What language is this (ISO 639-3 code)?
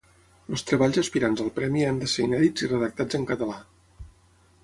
cat